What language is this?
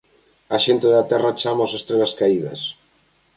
Galician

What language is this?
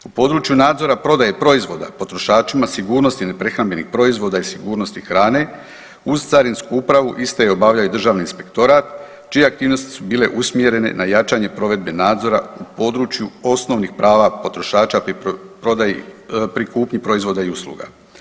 Croatian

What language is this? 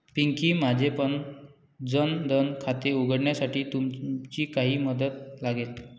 Marathi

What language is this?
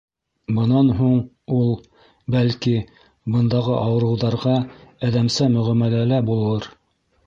Bashkir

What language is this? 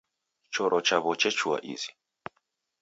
Taita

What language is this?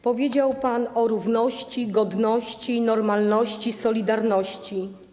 Polish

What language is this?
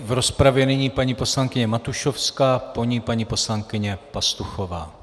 Czech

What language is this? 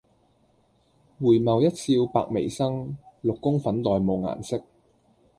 Cantonese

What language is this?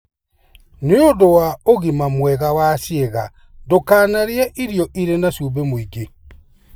Kikuyu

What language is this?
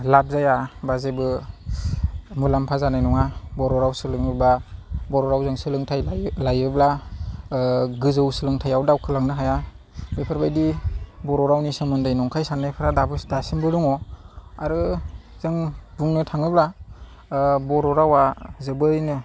Bodo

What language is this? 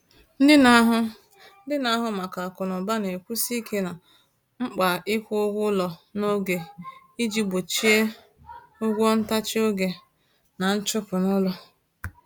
Igbo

